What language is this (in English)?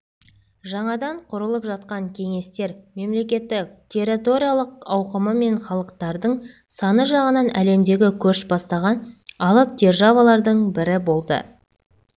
Kazakh